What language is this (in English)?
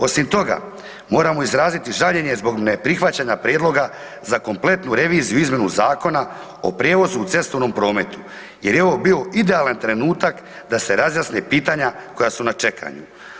Croatian